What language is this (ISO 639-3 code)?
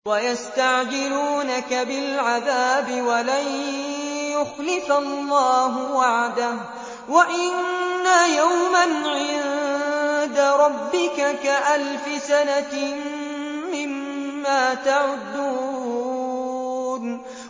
ara